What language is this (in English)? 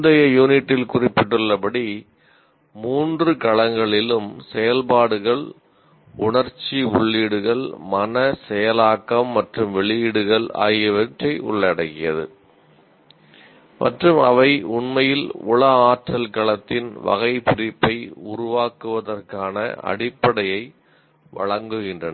Tamil